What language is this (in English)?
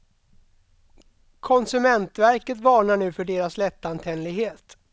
Swedish